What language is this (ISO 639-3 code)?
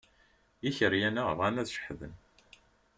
kab